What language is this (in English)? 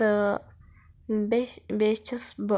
Kashmiri